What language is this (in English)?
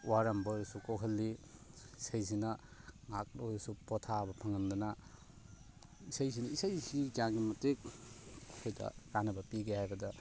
Manipuri